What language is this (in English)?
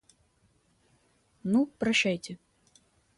Russian